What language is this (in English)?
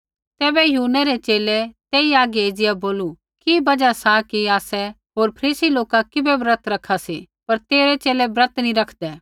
Kullu Pahari